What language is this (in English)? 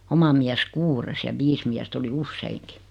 Finnish